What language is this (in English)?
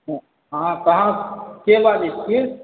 Maithili